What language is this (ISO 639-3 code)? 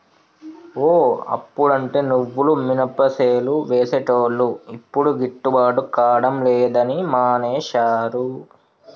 tel